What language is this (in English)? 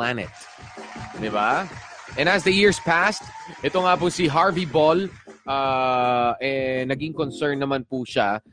Filipino